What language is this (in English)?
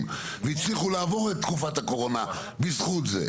Hebrew